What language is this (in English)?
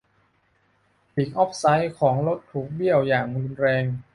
Thai